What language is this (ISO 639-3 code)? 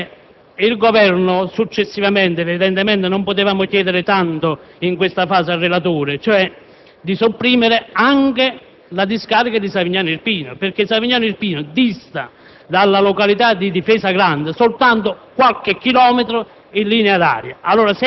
ita